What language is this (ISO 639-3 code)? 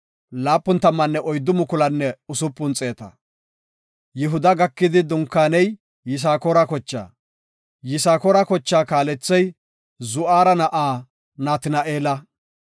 gof